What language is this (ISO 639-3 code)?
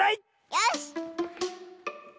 jpn